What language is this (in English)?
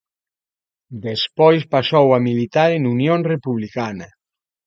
Galician